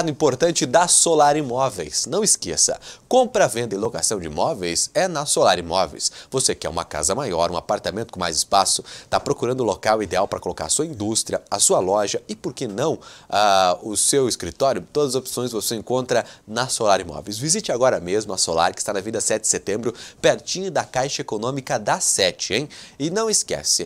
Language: Portuguese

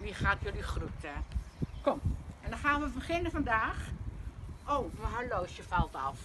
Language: Dutch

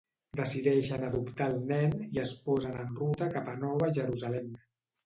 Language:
Catalan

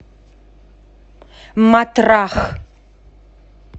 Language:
Russian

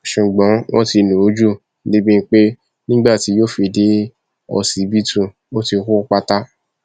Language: Yoruba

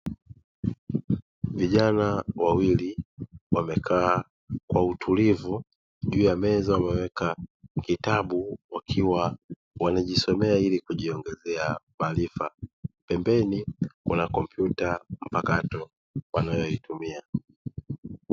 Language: Swahili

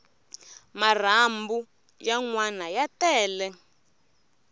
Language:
Tsonga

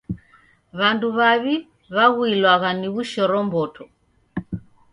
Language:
Taita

